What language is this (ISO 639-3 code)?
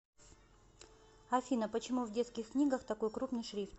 rus